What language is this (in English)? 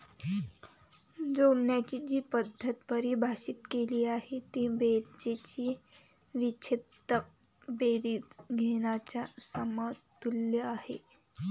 Marathi